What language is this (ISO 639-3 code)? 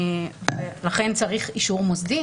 heb